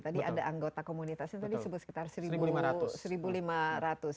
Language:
Indonesian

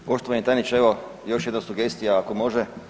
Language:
Croatian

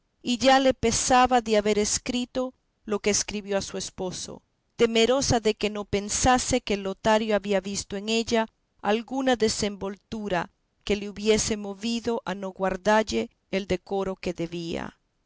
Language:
Spanish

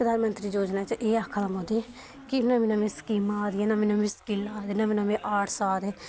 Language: Dogri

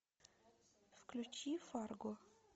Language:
Russian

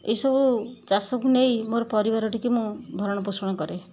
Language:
Odia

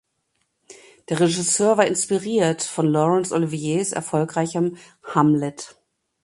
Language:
German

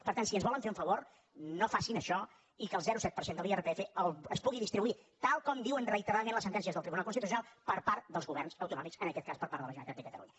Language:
Catalan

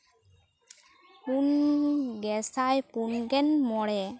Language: Santali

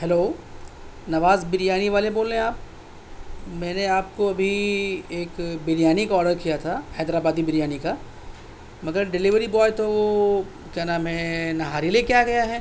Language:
Urdu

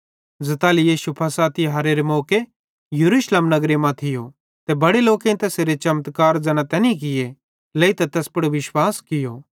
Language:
Bhadrawahi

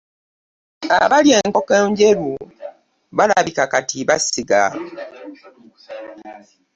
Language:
Ganda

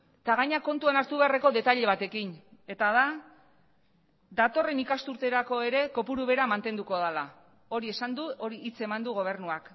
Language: Basque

